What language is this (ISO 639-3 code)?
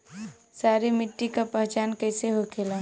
bho